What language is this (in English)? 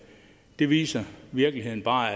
Danish